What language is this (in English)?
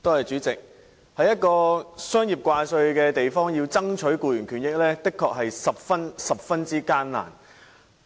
Cantonese